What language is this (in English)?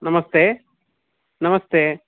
Sanskrit